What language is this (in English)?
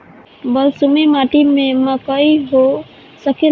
Bhojpuri